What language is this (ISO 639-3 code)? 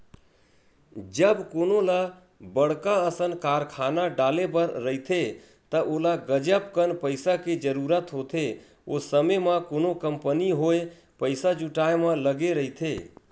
hne